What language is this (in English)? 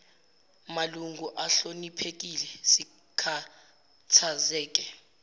Zulu